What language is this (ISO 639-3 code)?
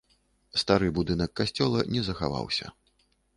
bel